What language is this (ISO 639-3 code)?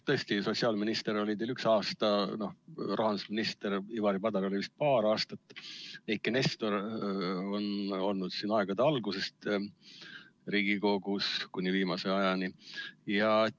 est